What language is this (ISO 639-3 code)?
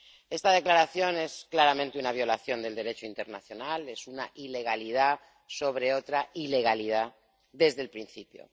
spa